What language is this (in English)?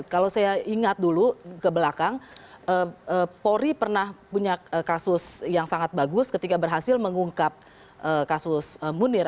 Indonesian